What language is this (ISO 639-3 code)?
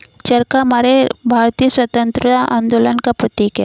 hin